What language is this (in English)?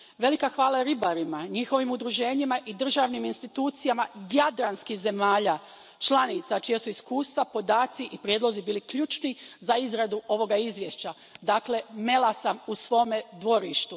Croatian